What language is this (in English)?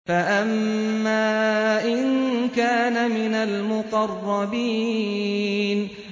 Arabic